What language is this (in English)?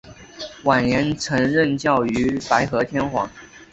Chinese